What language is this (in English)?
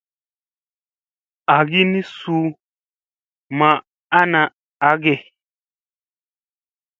Musey